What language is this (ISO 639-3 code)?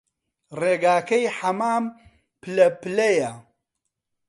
ckb